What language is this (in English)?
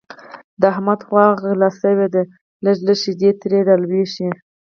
Pashto